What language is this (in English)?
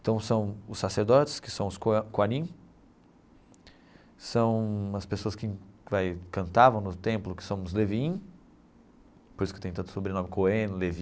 Portuguese